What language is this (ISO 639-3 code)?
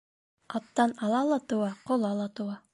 bak